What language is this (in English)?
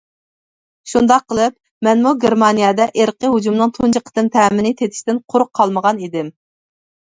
Uyghur